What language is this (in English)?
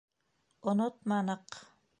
Bashkir